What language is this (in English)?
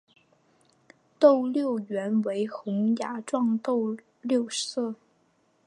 Chinese